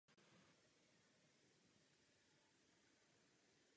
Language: Czech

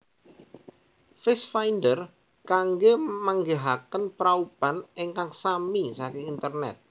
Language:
Javanese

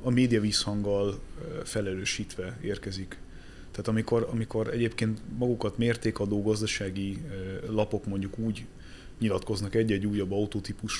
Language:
Hungarian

